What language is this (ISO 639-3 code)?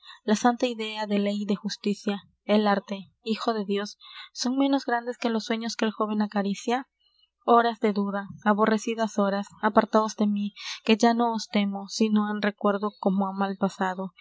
spa